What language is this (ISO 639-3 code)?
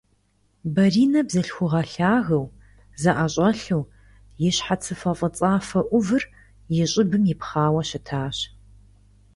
kbd